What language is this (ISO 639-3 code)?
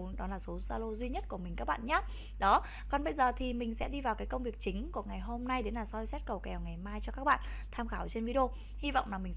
vie